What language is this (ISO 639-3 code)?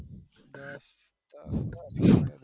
guj